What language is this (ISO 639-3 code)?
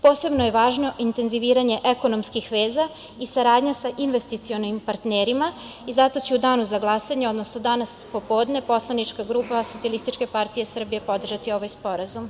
srp